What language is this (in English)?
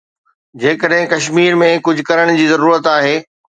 Sindhi